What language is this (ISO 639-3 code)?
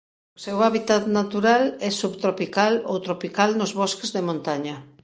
glg